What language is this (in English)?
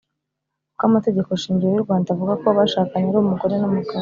Kinyarwanda